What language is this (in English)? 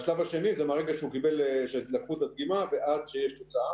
Hebrew